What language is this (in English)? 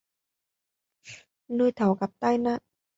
Vietnamese